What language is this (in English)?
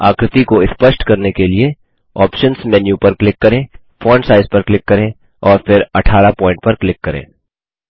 Hindi